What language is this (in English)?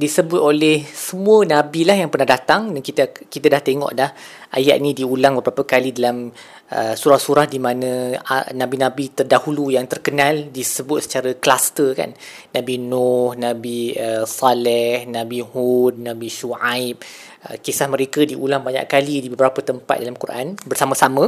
Malay